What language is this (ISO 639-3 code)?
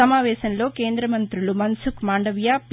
tel